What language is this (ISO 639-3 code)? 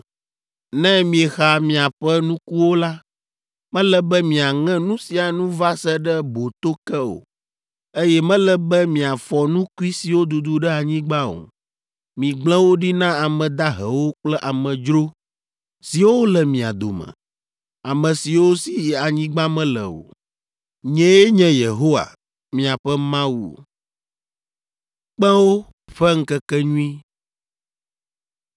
ewe